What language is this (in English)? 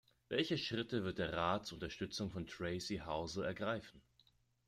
German